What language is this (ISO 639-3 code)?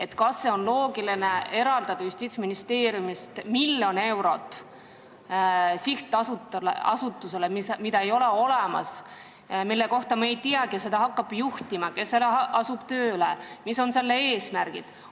est